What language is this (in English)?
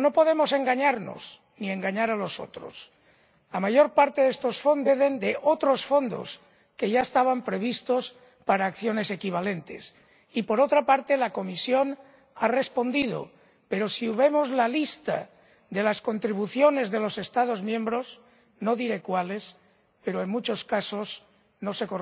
Spanish